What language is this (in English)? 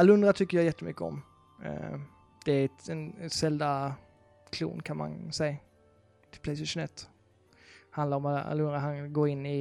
Swedish